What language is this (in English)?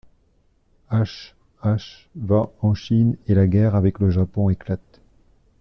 French